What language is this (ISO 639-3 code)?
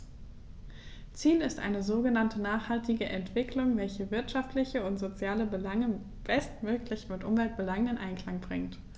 deu